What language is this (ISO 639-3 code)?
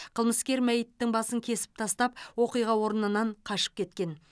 kaz